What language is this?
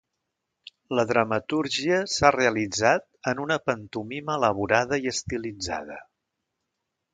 Catalan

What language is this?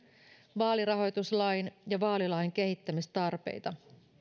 Finnish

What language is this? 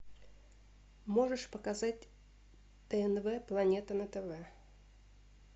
Russian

